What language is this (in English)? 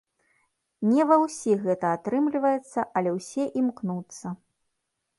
Belarusian